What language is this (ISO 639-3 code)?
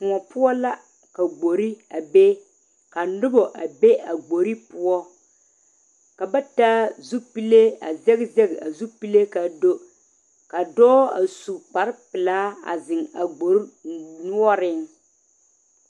dga